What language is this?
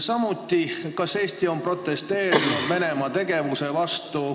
Estonian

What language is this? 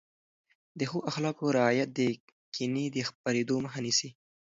Pashto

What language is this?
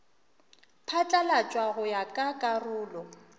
Northern Sotho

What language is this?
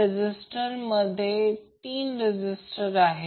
Marathi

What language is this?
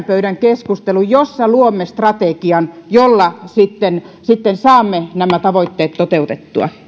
Finnish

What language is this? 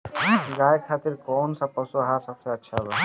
Bhojpuri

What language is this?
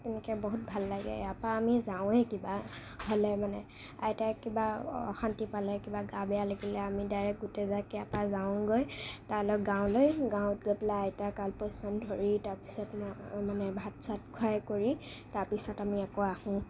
Assamese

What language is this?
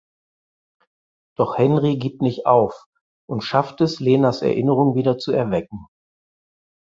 German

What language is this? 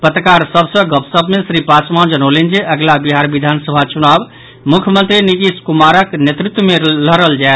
Maithili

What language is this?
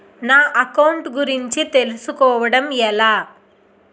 Telugu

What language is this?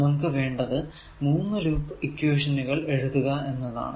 Malayalam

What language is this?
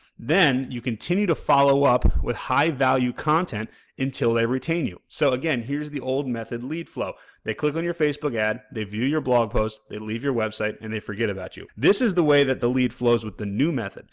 English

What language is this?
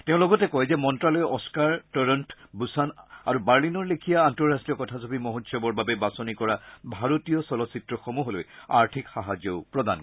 Assamese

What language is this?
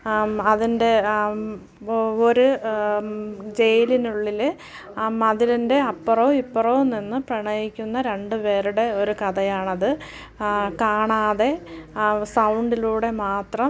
Malayalam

